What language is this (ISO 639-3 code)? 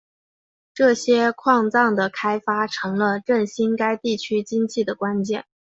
zho